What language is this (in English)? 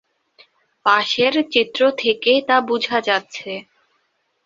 Bangla